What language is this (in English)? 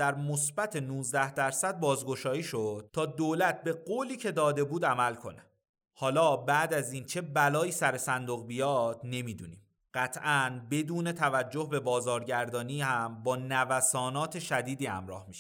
Persian